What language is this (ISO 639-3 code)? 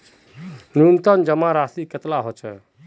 mag